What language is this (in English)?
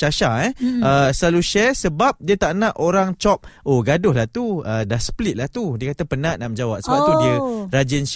Malay